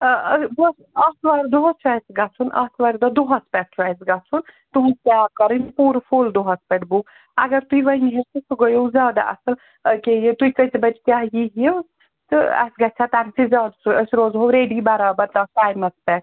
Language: Kashmiri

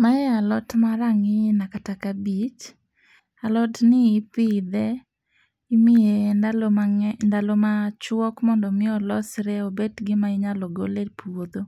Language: Luo (Kenya and Tanzania)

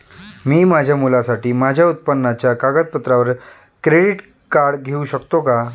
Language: Marathi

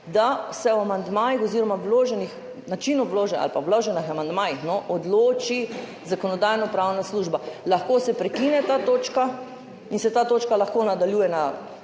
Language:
Slovenian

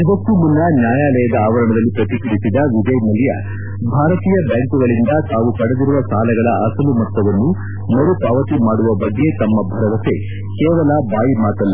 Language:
Kannada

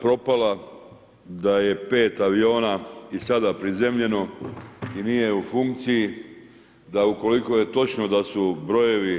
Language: Croatian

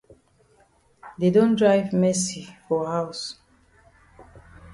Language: Cameroon Pidgin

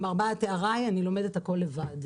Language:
Hebrew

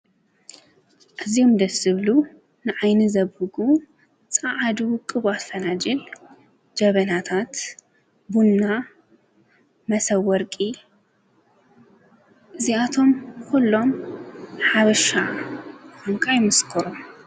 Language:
Tigrinya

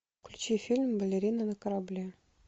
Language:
Russian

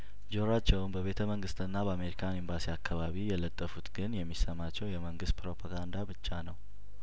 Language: Amharic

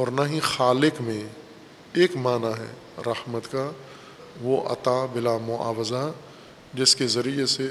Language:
Urdu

